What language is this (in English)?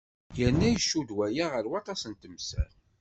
Kabyle